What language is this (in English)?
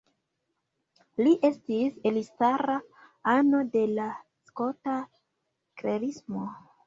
Esperanto